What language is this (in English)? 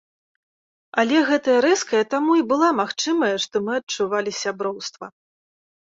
Belarusian